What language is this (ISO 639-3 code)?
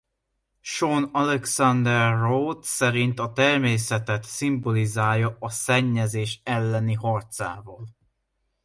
hun